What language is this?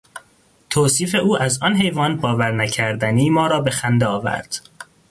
Persian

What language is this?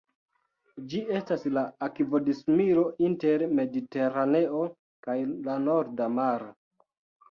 Esperanto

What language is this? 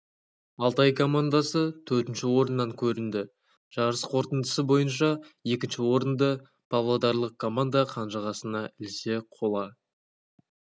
Kazakh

